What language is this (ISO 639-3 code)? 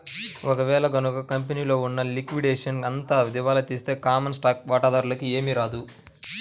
tel